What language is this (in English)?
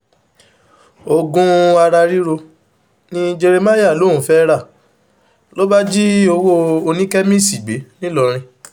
Yoruba